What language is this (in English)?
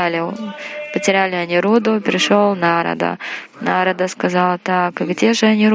Russian